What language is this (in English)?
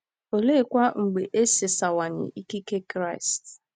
Igbo